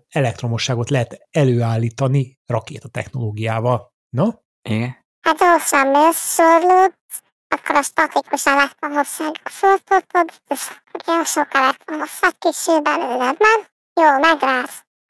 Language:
Hungarian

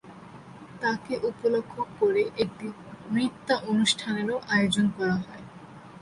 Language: Bangla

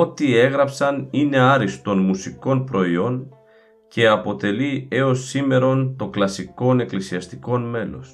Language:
Greek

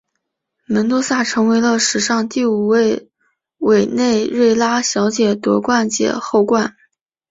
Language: Chinese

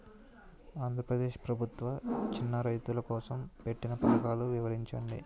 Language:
Telugu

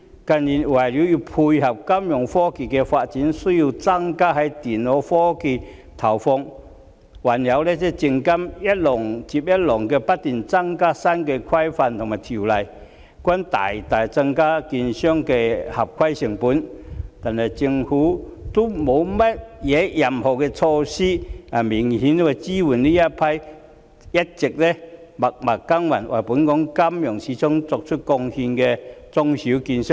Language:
Cantonese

